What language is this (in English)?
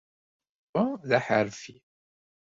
Kabyle